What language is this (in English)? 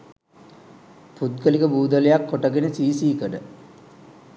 Sinhala